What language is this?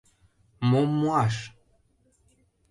Mari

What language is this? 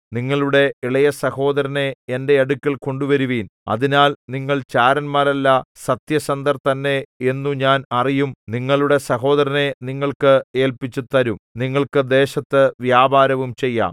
Malayalam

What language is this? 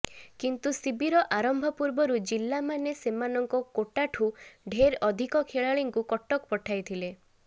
Odia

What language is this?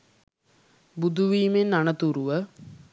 Sinhala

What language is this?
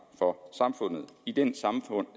Danish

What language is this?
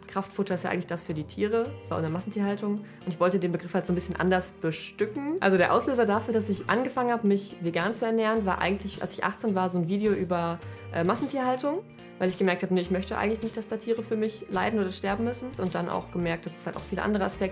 German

